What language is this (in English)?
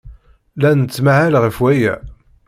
Kabyle